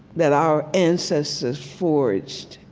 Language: English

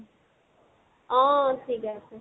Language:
Assamese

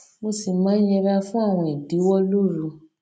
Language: Yoruba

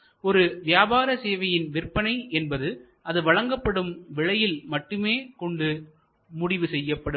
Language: Tamil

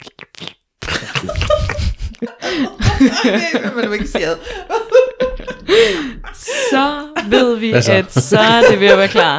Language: Danish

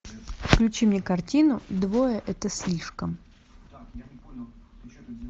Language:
Russian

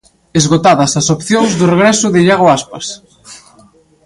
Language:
Galician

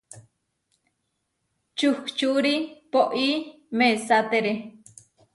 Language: Huarijio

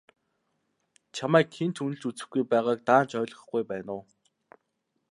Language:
Mongolian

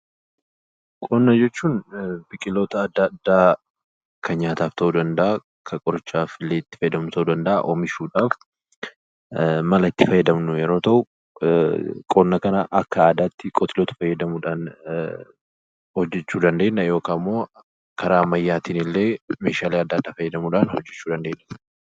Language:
Oromo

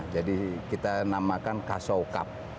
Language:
Indonesian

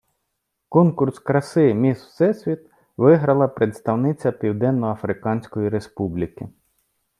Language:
Ukrainian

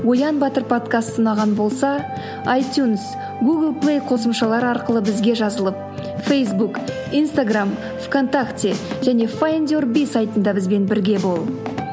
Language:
Kazakh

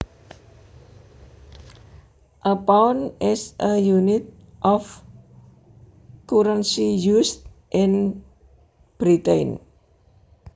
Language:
Javanese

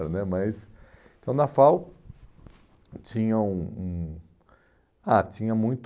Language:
Portuguese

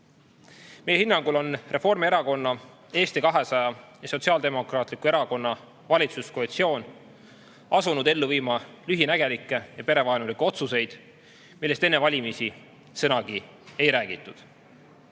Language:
Estonian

